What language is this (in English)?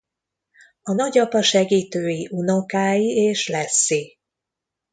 Hungarian